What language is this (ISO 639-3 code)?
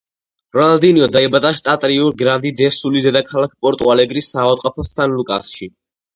kat